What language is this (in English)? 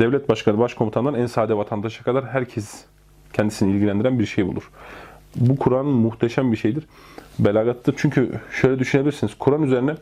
Turkish